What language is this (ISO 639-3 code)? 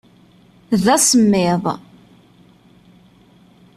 kab